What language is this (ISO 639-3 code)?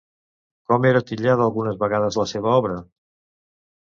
cat